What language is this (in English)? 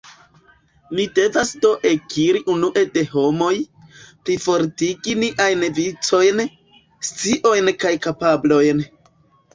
Esperanto